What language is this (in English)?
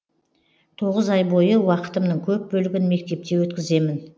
Kazakh